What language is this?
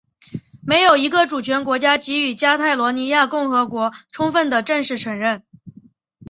Chinese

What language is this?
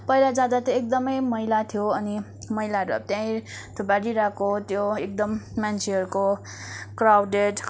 Nepali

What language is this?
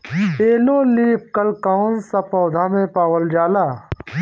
Bhojpuri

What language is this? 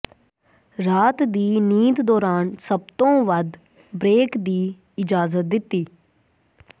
Punjabi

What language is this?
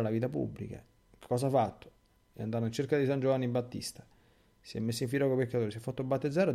Italian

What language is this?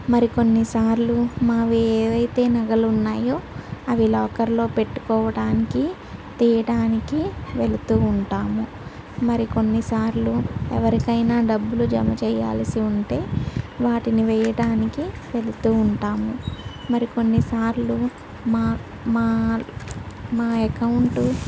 Telugu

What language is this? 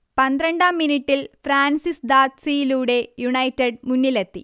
Malayalam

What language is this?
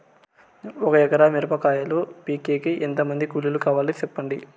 Telugu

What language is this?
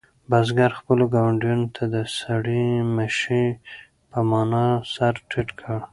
Pashto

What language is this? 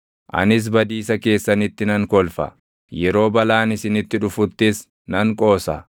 Oromo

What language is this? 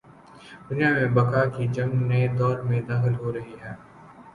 Urdu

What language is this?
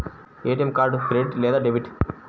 Telugu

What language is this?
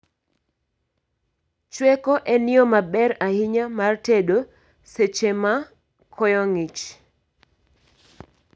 Luo (Kenya and Tanzania)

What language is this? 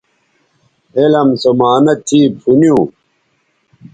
Bateri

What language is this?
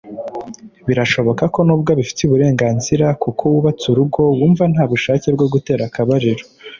Kinyarwanda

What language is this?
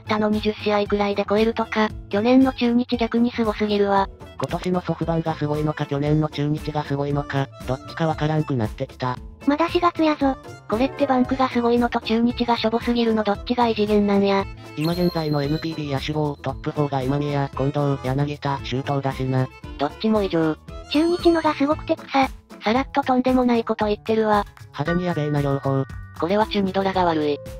Japanese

